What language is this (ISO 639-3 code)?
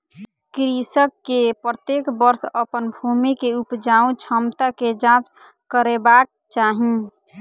mai